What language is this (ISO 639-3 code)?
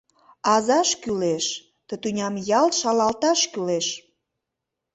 chm